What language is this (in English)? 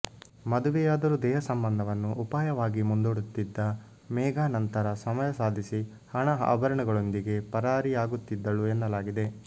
Kannada